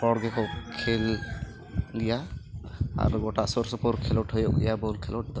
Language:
Santali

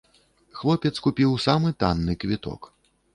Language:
Belarusian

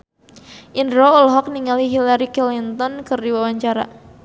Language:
Sundanese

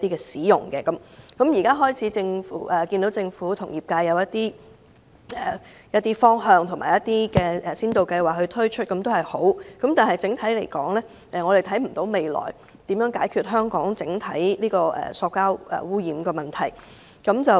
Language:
Cantonese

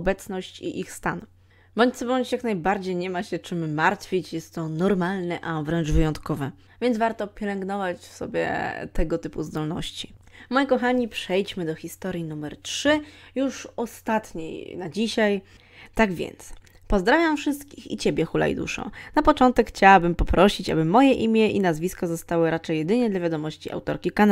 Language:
Polish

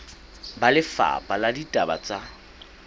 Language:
Southern Sotho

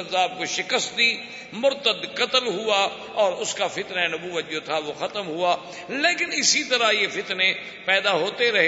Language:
Urdu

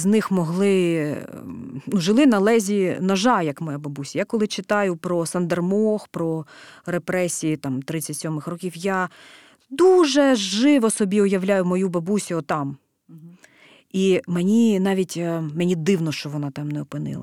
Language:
Ukrainian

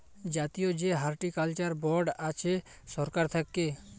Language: Bangla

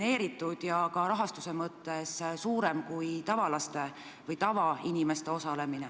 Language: Estonian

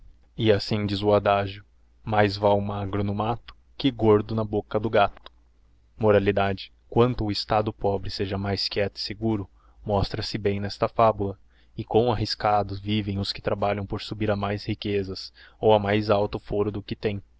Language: Portuguese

